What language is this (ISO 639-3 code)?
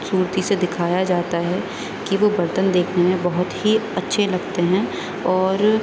urd